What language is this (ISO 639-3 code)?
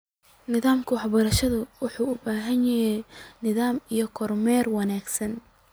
som